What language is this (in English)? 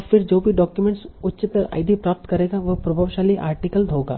Hindi